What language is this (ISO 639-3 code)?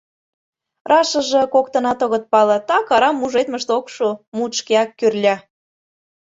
chm